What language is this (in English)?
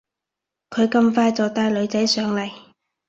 Cantonese